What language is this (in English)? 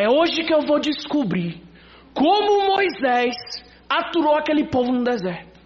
Portuguese